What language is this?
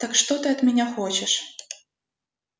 Russian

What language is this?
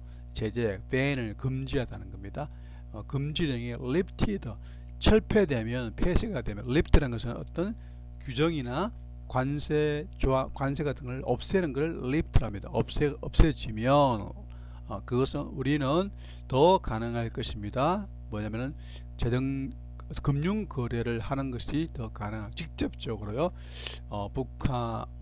Korean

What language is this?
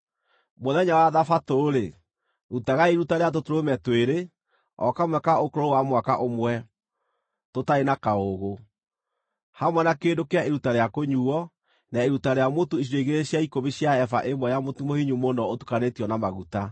Kikuyu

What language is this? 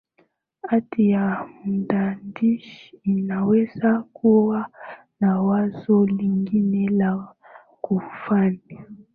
Swahili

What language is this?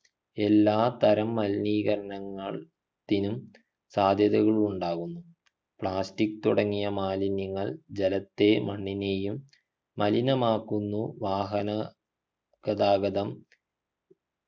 Malayalam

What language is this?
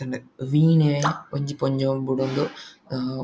Tulu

